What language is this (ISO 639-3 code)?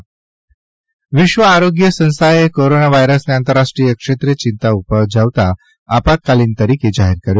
guj